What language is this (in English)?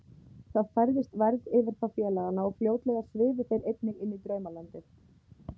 Icelandic